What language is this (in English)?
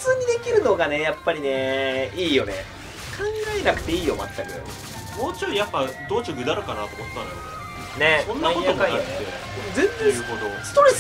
Japanese